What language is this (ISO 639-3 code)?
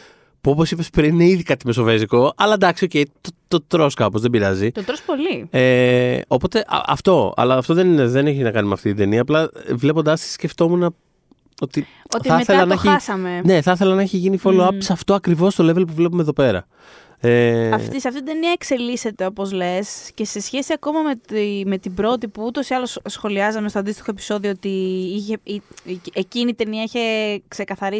ell